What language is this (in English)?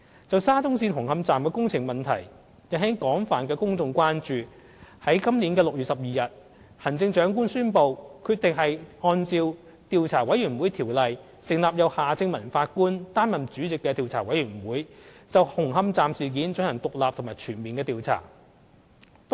Cantonese